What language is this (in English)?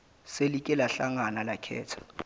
Zulu